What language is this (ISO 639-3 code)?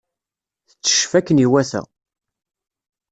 kab